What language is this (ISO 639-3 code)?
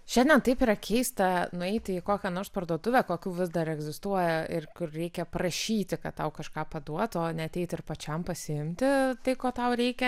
lit